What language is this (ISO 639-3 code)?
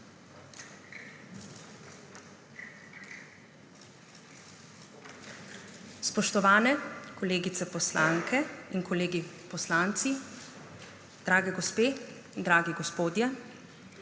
slv